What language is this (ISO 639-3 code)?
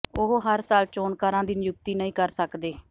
pan